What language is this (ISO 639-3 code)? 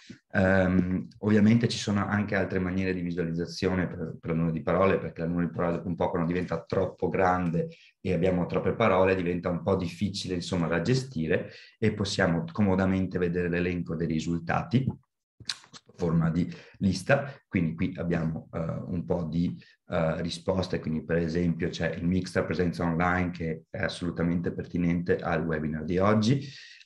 ita